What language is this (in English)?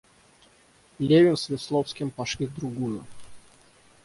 Russian